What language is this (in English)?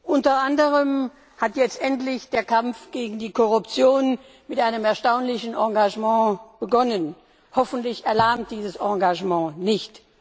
German